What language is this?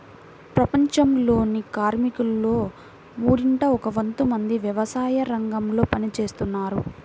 Telugu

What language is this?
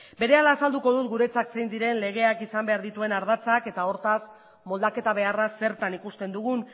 Basque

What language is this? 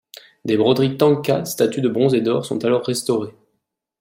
French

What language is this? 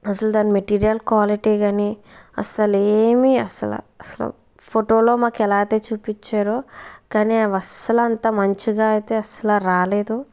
Telugu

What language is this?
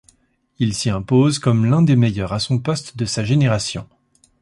French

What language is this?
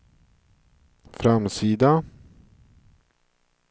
Swedish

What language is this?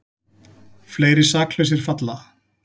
Icelandic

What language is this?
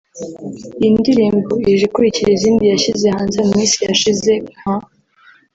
Kinyarwanda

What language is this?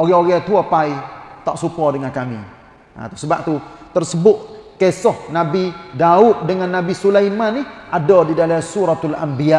Malay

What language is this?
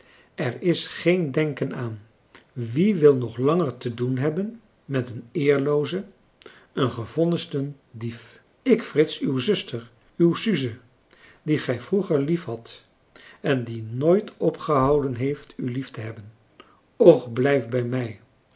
Dutch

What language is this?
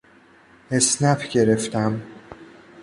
Persian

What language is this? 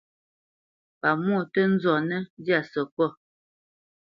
Bamenyam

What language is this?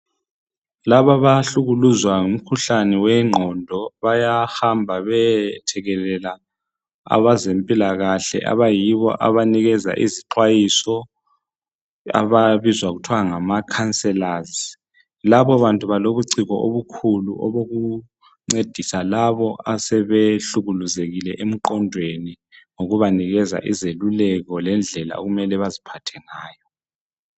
North Ndebele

